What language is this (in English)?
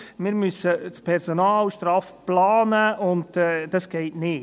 Swiss German